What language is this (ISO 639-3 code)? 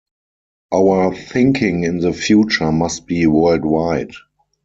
eng